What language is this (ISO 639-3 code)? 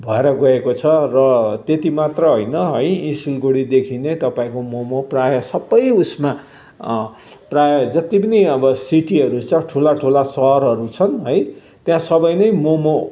nep